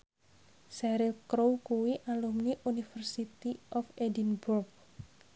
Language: Javanese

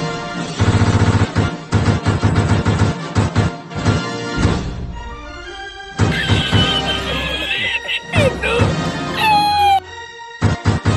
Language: Malay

